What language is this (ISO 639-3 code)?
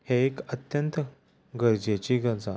kok